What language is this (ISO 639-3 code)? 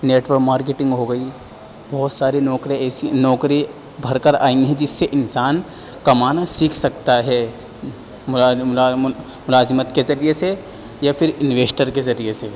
urd